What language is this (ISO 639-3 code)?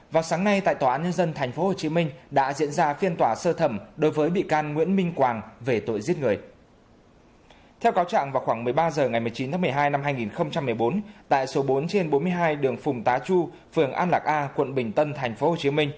vie